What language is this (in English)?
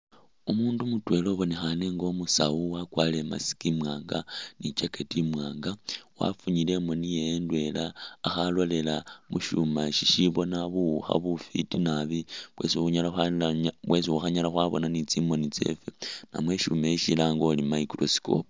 Masaaba